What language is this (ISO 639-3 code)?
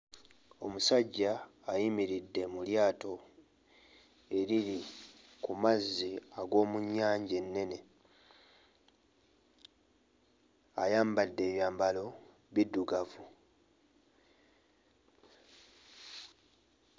lug